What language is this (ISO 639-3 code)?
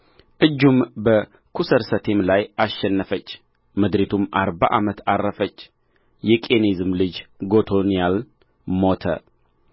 amh